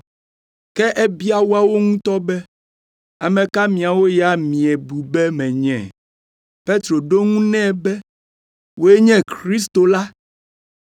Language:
Ewe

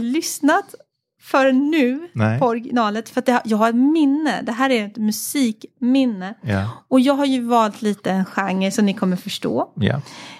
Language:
Swedish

